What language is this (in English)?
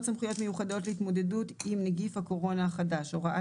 Hebrew